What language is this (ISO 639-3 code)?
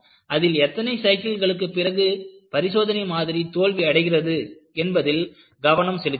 tam